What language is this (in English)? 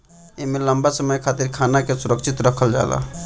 Bhojpuri